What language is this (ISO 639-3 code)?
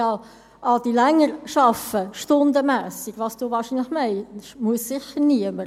gsw